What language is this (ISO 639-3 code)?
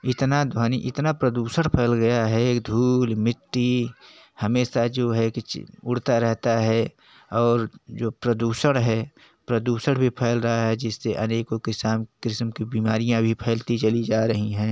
hin